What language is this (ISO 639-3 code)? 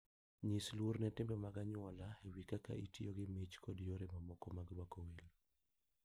luo